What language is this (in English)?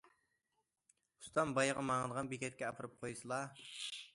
Uyghur